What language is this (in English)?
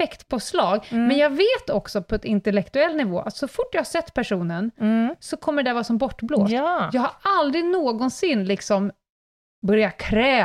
Swedish